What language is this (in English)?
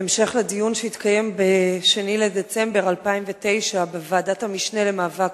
Hebrew